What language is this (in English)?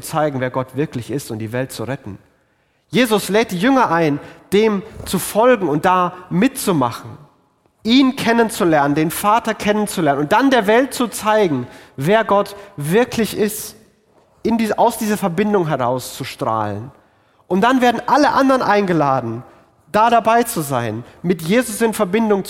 German